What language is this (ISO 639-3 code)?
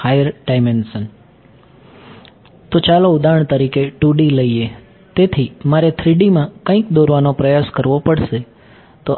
guj